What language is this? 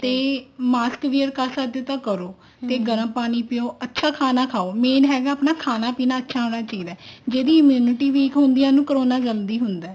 Punjabi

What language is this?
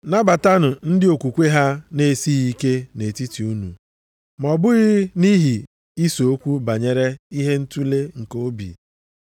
Igbo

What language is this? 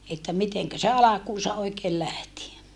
Finnish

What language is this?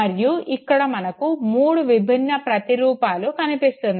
Telugu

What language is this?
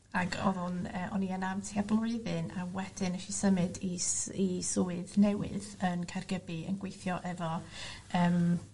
Welsh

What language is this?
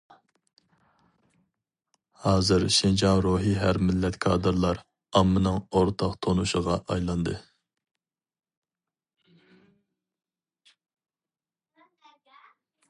Uyghur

